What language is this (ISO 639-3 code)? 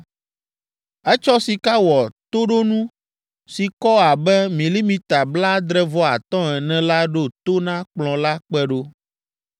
ewe